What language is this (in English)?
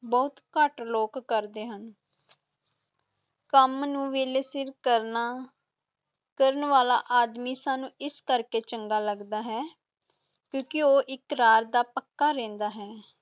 Punjabi